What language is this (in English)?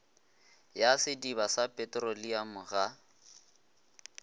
Northern Sotho